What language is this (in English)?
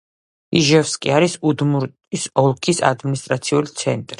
Georgian